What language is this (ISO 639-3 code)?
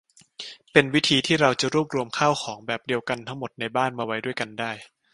tha